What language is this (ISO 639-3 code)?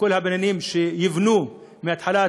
heb